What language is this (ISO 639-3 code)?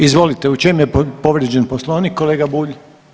hrv